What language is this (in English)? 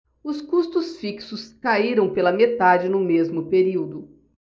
Portuguese